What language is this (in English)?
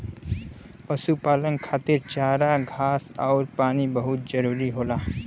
Bhojpuri